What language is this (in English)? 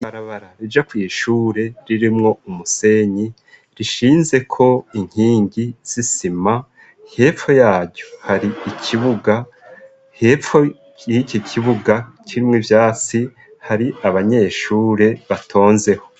Rundi